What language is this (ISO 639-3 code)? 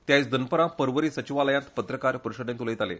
kok